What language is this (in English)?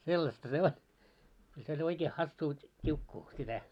Finnish